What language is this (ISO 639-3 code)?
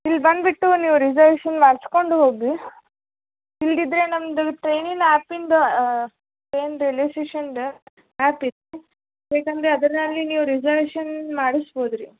kan